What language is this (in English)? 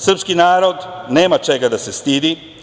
Serbian